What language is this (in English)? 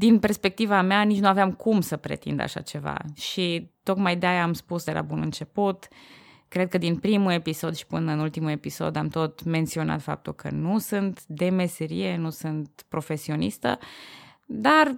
Romanian